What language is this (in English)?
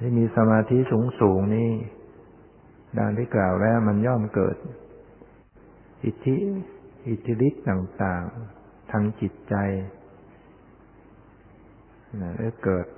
Thai